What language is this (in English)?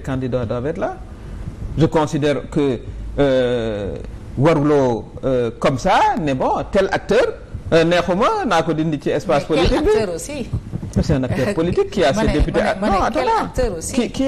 French